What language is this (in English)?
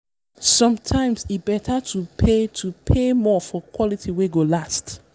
Nigerian Pidgin